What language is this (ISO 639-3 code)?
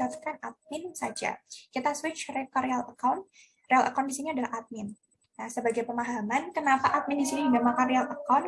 ind